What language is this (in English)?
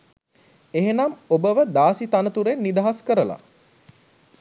Sinhala